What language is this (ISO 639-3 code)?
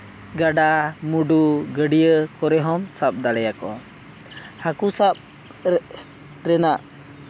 sat